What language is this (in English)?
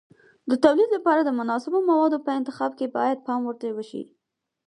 Pashto